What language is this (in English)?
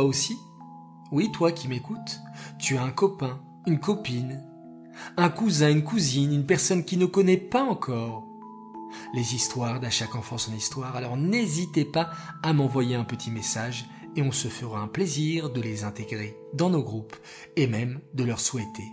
French